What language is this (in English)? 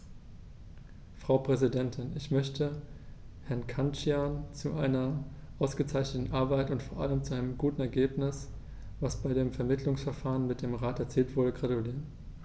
German